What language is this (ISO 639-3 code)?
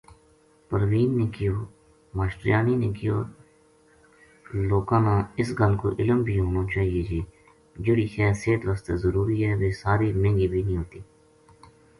gju